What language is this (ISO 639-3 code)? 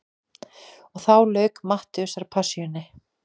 isl